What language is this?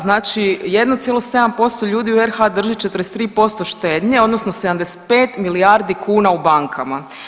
Croatian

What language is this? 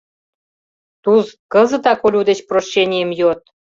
Mari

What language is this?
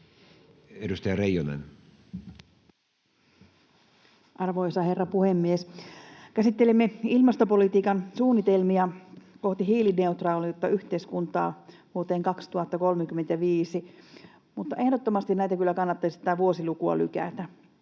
Finnish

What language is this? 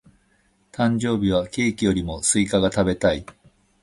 Japanese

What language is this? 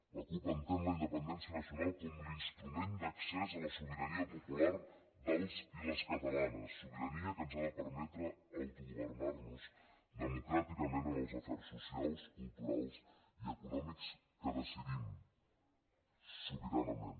Catalan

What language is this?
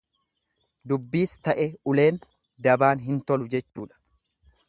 Oromo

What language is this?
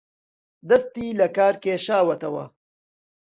Central Kurdish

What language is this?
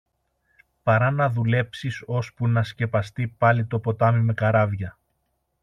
Greek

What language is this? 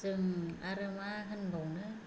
Bodo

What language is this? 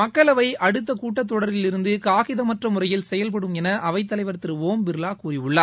Tamil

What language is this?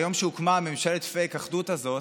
Hebrew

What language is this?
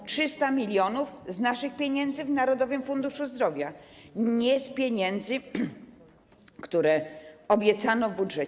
Polish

